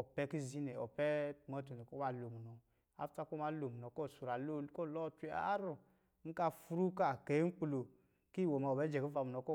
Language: Lijili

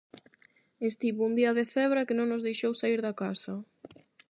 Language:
Galician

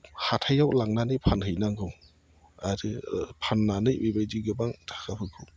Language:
Bodo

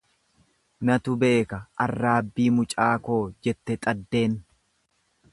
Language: Oromo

